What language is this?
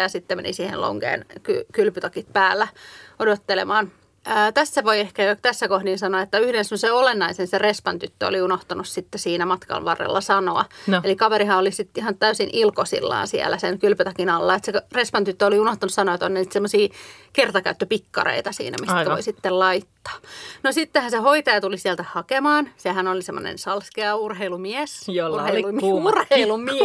Finnish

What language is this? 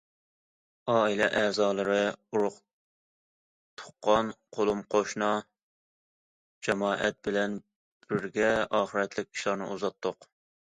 Uyghur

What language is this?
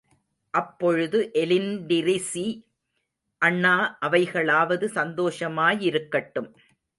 Tamil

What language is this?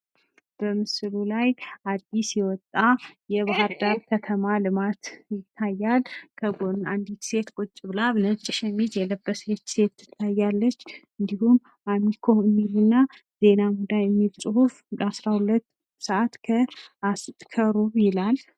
Amharic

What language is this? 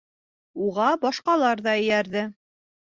Bashkir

